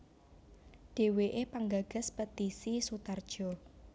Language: Javanese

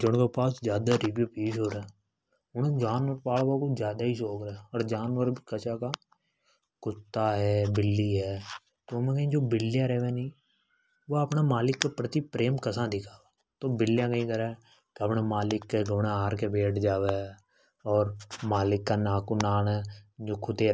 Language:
Hadothi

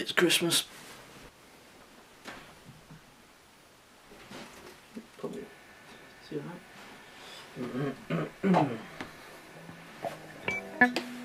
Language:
English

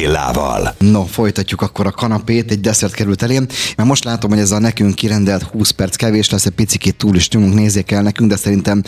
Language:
Hungarian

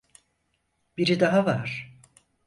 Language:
Turkish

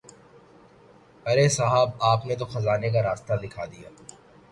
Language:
Urdu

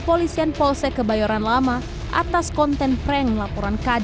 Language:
Indonesian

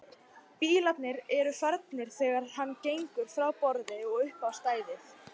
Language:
Icelandic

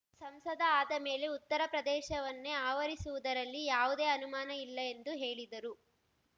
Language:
Kannada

